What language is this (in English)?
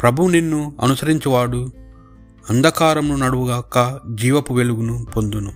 Telugu